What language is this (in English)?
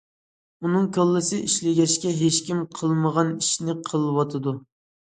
Uyghur